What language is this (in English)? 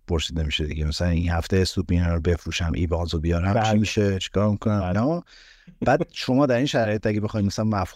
Persian